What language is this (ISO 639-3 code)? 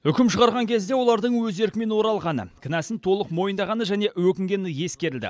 kaz